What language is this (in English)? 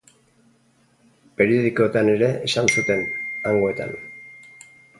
Basque